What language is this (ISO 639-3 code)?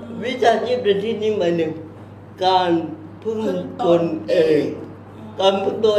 tha